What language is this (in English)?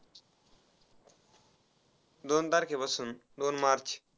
Marathi